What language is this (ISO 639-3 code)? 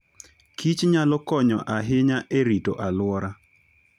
luo